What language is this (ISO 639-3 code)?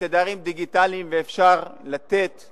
heb